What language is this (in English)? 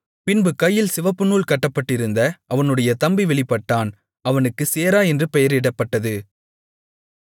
Tamil